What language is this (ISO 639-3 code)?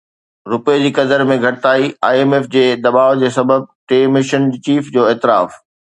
snd